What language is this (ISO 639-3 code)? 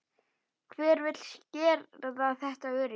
isl